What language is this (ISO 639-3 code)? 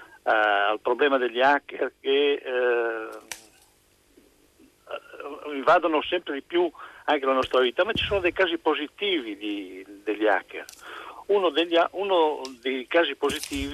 ita